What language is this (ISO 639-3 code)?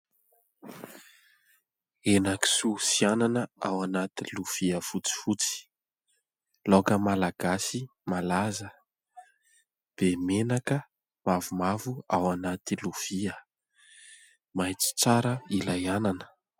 mlg